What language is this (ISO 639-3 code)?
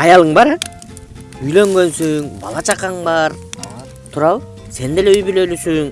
tur